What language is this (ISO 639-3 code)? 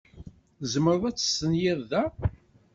kab